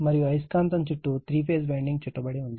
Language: Telugu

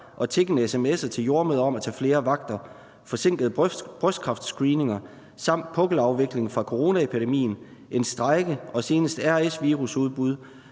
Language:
Danish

